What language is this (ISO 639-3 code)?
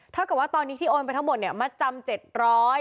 tha